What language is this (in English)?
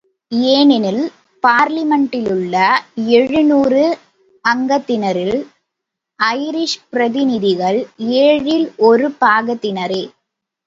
Tamil